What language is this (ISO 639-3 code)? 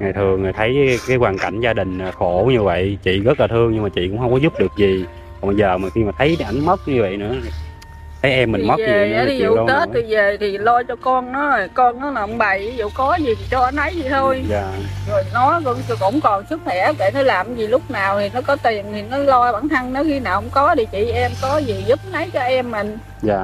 vie